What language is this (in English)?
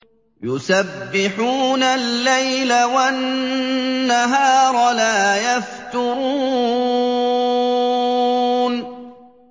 Arabic